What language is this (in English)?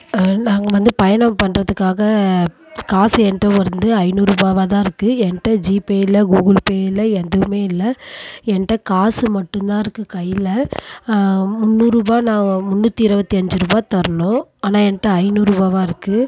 Tamil